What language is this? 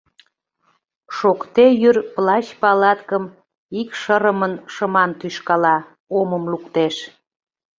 Mari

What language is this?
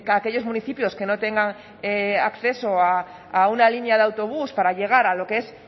Spanish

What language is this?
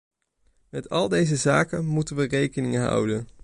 Dutch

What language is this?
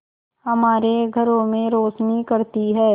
Hindi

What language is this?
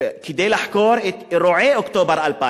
Hebrew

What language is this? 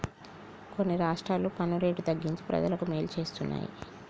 Telugu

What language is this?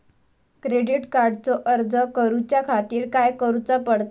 Marathi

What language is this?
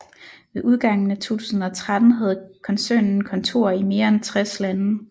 Danish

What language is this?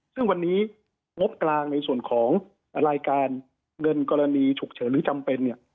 Thai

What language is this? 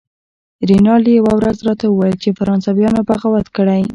Pashto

